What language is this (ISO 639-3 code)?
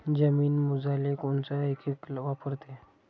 mar